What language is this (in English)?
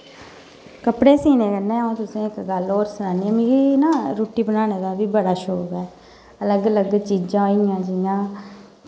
Dogri